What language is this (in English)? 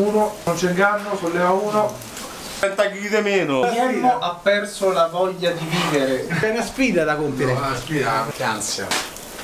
Italian